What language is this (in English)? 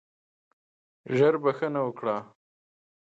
Pashto